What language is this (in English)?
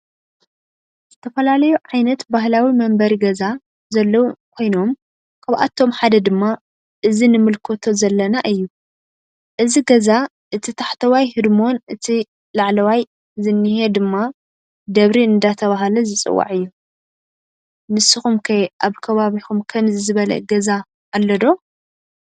Tigrinya